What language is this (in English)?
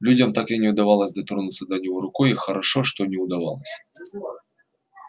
Russian